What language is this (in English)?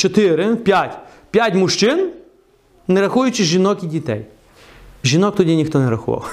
Ukrainian